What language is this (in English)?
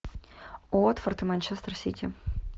Russian